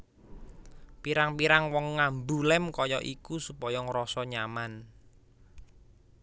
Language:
Javanese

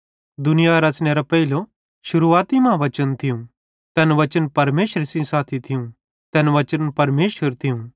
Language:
Bhadrawahi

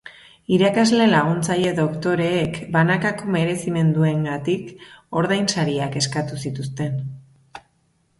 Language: Basque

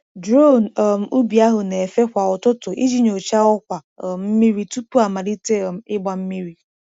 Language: Igbo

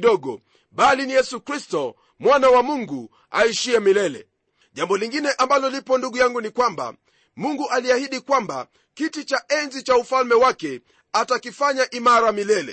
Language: Swahili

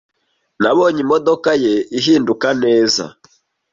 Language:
Kinyarwanda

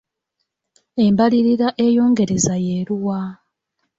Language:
Ganda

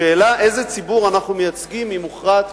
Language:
Hebrew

